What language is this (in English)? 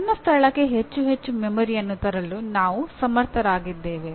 Kannada